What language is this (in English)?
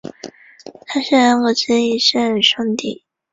Chinese